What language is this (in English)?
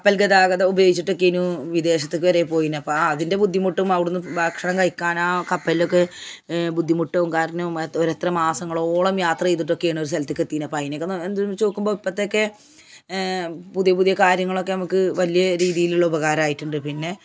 Malayalam